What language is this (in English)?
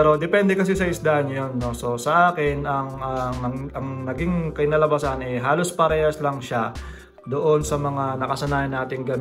Filipino